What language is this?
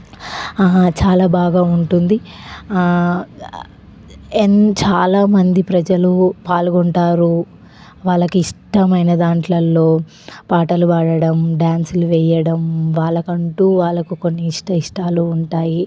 Telugu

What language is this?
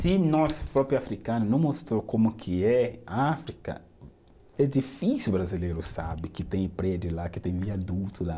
Portuguese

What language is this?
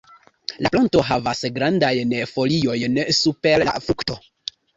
Esperanto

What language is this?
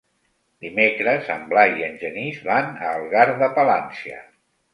Catalan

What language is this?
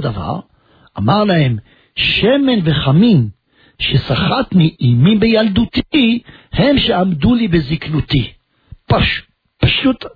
Hebrew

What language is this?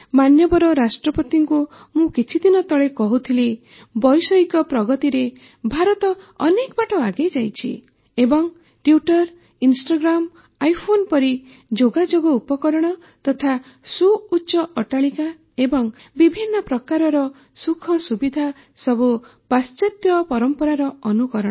Odia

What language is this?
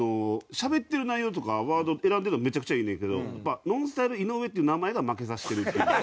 Japanese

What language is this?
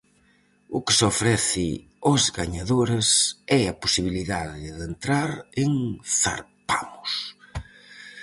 Galician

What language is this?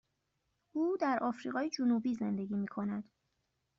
Persian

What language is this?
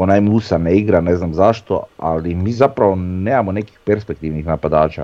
Croatian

